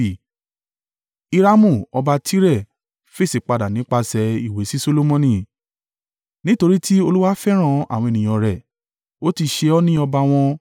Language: Yoruba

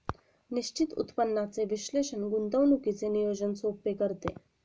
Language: Marathi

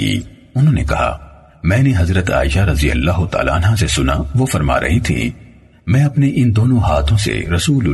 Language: Urdu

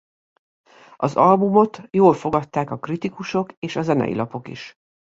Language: Hungarian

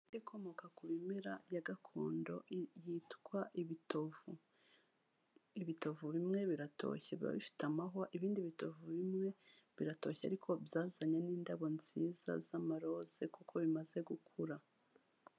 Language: Kinyarwanda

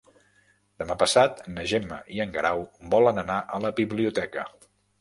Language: Catalan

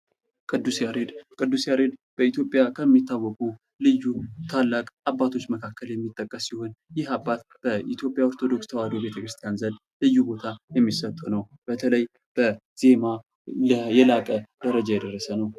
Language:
Amharic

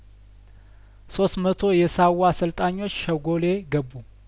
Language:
Amharic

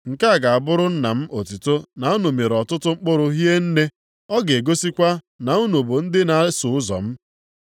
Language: Igbo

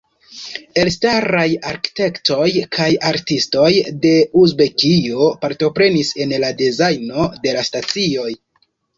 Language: Esperanto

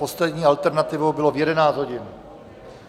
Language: Czech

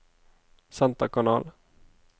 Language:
Norwegian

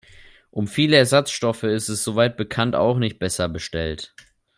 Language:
German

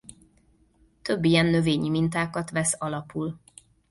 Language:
Hungarian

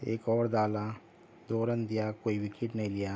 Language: Urdu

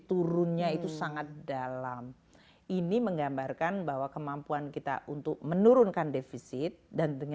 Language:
Indonesian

